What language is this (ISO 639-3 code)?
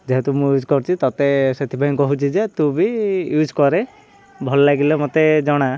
ori